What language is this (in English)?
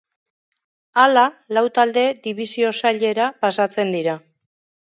Basque